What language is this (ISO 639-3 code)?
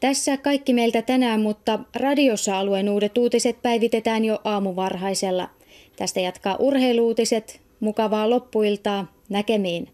fin